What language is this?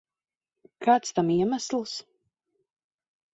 Latvian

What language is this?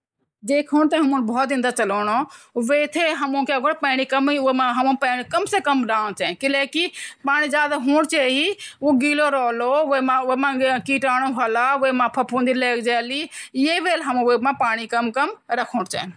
Garhwali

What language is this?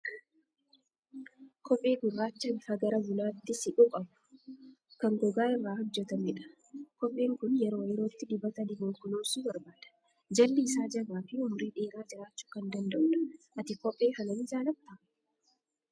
Oromo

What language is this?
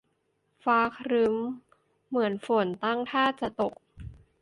Thai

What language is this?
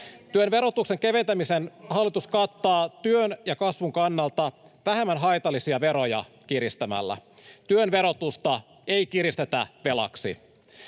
Finnish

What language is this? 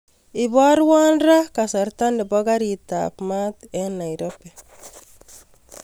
Kalenjin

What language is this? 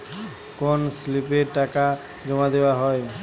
Bangla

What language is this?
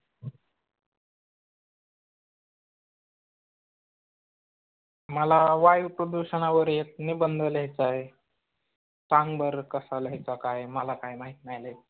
Marathi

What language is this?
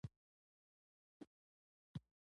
Pashto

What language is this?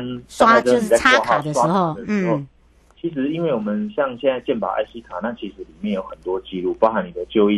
Chinese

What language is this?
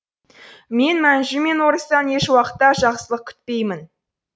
Kazakh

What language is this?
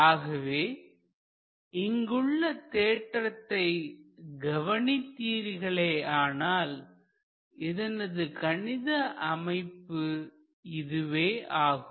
Tamil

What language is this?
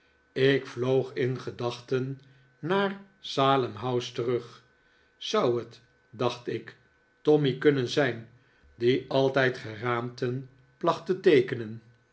Dutch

